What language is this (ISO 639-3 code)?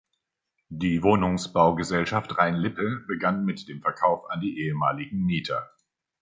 deu